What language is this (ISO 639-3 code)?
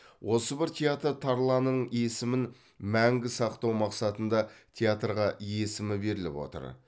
kaz